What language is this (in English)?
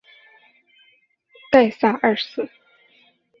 Chinese